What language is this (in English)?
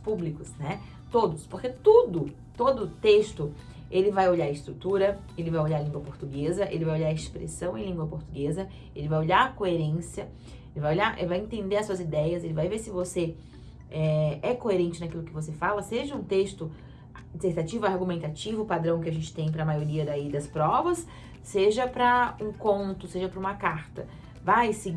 Portuguese